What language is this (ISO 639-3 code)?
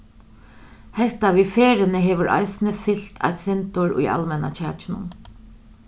fao